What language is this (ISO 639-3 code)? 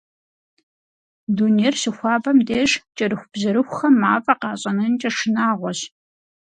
kbd